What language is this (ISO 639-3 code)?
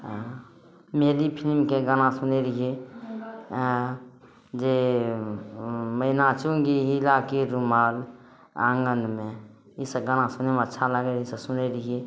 mai